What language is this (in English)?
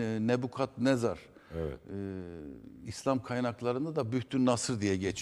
Turkish